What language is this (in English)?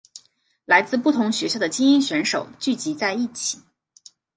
Chinese